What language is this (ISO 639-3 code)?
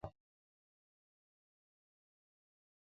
bax